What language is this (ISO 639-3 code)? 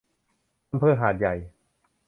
tha